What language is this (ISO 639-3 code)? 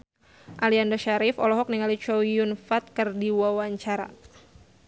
sun